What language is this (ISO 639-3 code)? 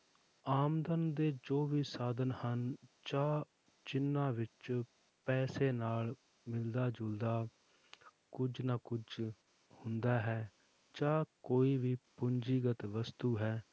pan